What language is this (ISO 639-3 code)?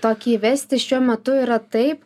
lit